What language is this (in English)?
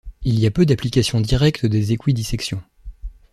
French